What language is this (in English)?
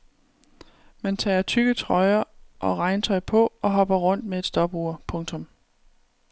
Danish